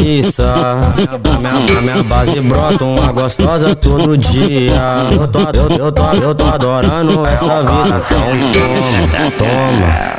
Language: Portuguese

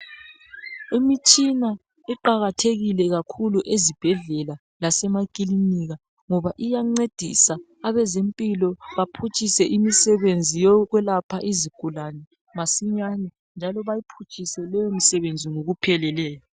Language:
North Ndebele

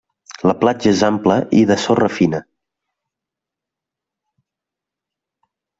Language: Catalan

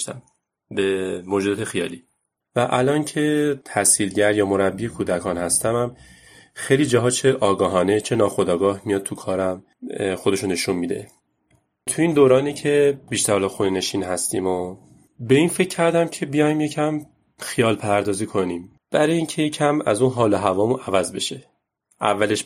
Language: Persian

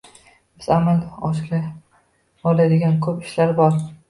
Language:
Uzbek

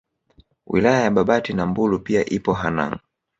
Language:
Swahili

